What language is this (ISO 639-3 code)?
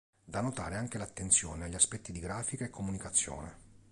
ita